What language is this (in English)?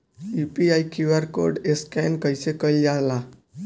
Bhojpuri